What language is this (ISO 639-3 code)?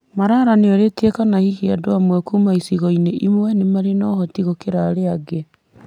kik